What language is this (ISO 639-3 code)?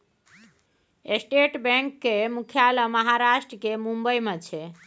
mai